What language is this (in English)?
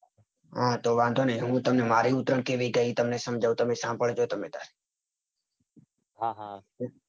Gujarati